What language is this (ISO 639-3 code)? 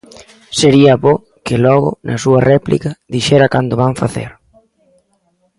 glg